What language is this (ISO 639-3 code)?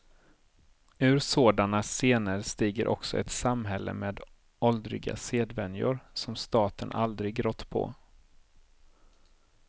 swe